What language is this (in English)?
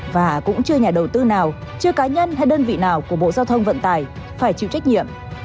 Vietnamese